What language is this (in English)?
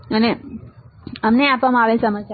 Gujarati